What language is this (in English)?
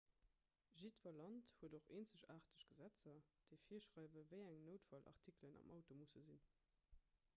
Luxembourgish